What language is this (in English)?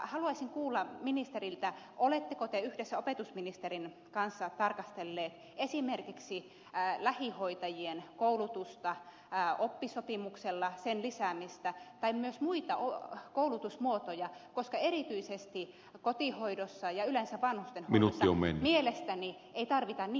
Finnish